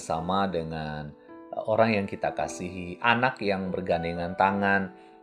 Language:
Indonesian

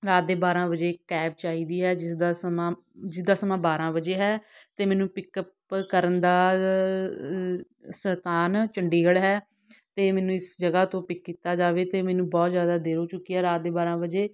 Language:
Punjabi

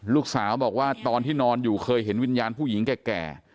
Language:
Thai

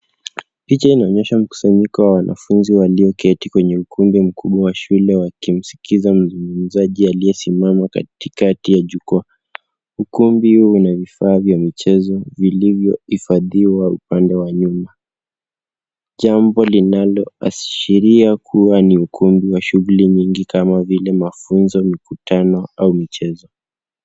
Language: Swahili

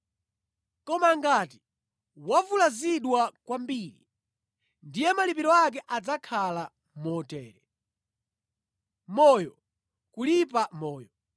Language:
Nyanja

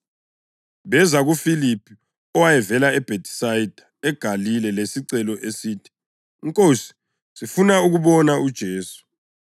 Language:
North Ndebele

